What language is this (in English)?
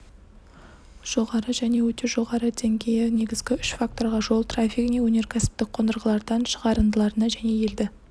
Kazakh